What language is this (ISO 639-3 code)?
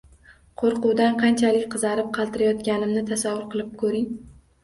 uzb